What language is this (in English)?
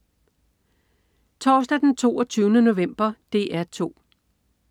Danish